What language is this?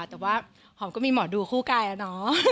Thai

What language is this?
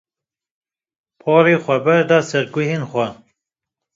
Kurdish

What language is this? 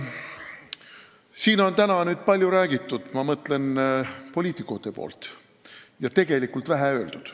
Estonian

